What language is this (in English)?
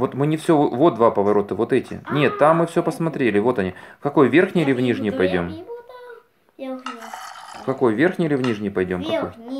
Russian